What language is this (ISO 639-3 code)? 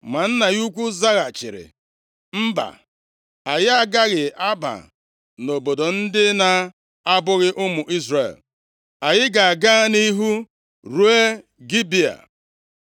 ibo